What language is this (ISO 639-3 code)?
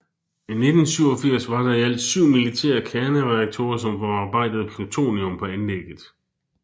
dan